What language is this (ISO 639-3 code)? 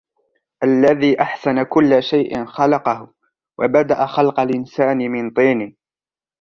ara